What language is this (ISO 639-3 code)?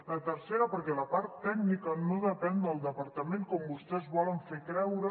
cat